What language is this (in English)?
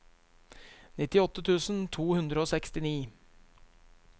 Norwegian